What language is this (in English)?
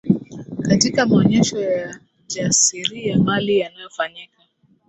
Swahili